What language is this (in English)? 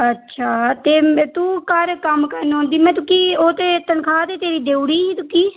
Dogri